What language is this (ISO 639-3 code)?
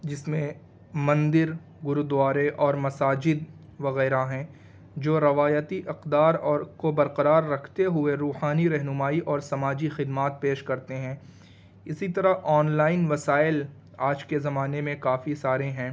urd